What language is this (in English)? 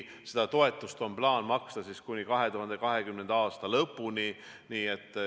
Estonian